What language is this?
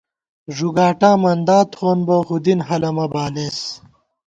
Gawar-Bati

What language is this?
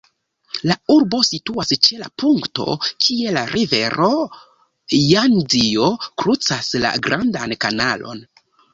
Esperanto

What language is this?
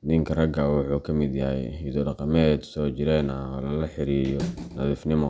Somali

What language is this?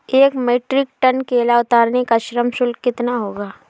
Hindi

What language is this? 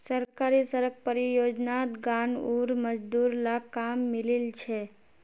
Magahi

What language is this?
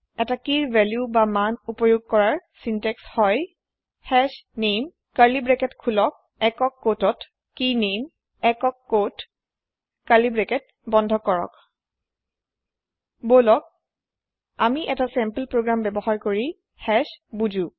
Assamese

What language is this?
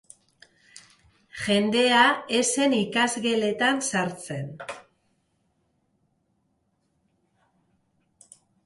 Basque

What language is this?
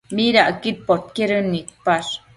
Matsés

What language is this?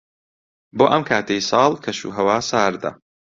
Central Kurdish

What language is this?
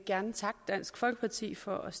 Danish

